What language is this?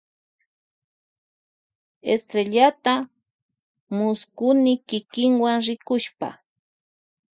Loja Highland Quichua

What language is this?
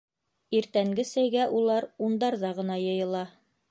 Bashkir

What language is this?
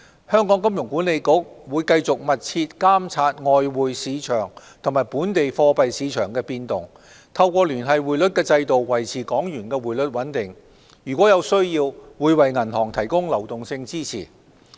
Cantonese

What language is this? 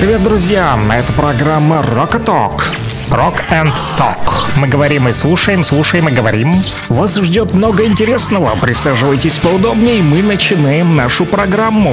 Russian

